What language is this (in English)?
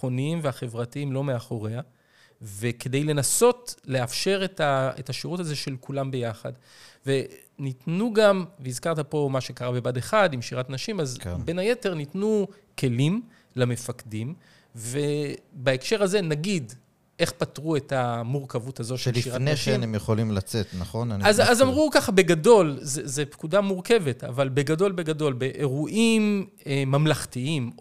Hebrew